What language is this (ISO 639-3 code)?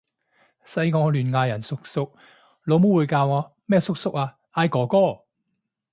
yue